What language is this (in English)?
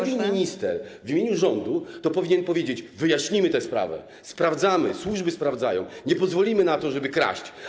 Polish